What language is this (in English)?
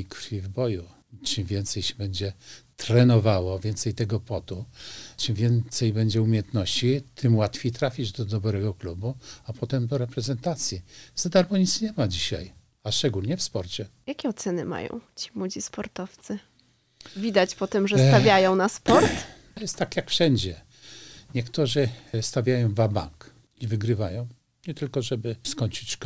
Polish